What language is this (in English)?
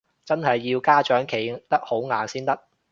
Cantonese